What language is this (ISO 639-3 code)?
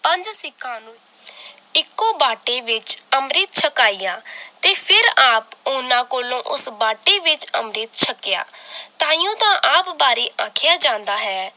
pan